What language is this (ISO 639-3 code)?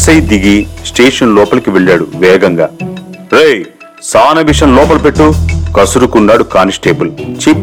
tel